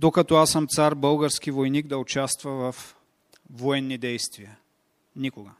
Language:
Bulgarian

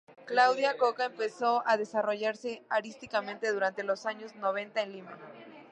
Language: Spanish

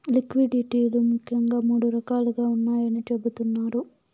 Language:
Telugu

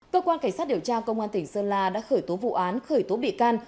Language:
Vietnamese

